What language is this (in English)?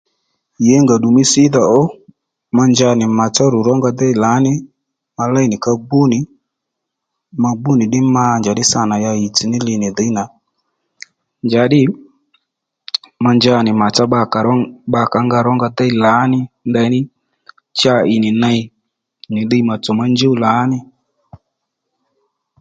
Lendu